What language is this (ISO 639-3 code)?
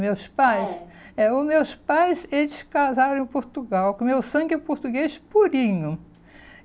por